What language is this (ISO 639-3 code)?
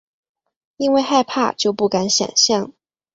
zho